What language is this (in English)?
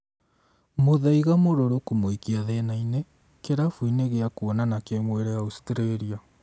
Kikuyu